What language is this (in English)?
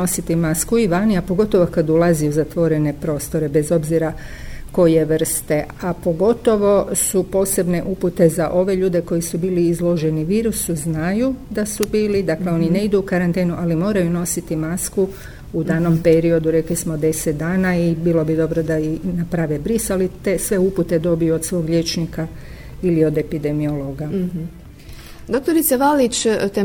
Croatian